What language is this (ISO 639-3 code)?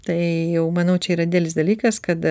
lit